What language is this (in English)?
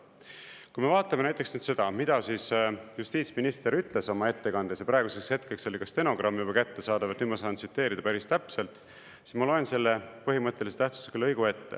Estonian